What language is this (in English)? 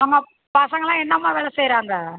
Tamil